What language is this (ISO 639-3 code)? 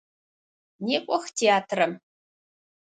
ady